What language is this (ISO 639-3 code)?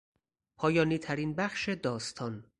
fas